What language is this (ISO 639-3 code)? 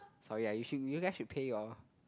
eng